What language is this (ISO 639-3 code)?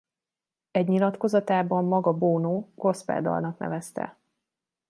hun